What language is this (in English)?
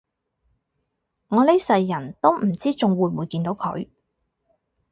Cantonese